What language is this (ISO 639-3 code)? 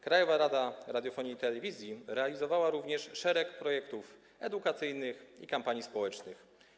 pol